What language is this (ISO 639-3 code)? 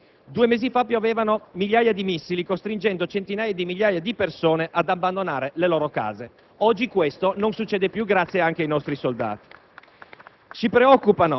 ita